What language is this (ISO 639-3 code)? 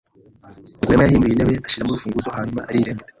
kin